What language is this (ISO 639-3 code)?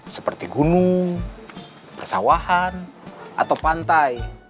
ind